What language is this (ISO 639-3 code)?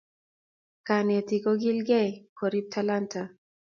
kln